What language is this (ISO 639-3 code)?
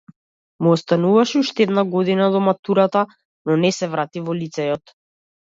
mkd